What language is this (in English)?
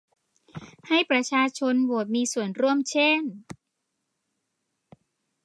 Thai